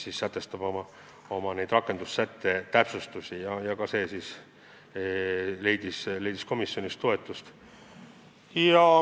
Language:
Estonian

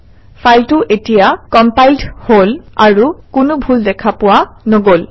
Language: Assamese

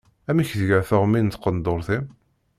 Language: Kabyle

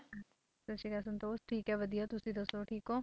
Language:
Punjabi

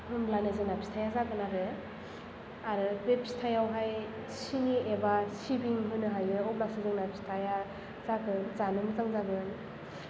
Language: Bodo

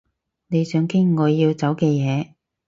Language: Cantonese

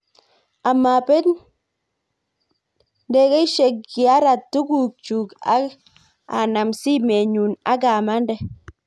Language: Kalenjin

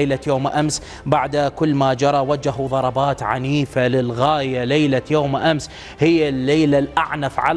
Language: Arabic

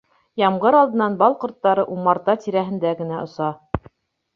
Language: Bashkir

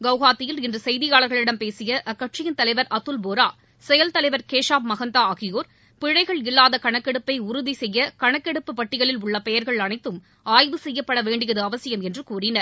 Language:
Tamil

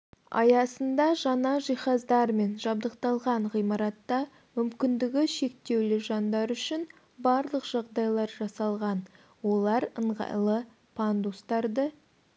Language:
Kazakh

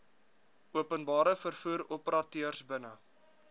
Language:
Afrikaans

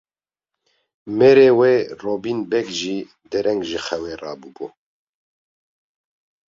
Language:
Kurdish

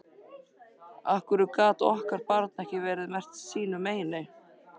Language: Icelandic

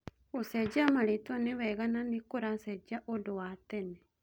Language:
Kikuyu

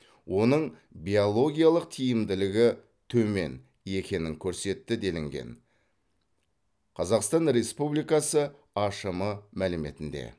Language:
Kazakh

